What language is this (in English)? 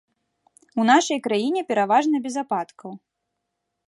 Belarusian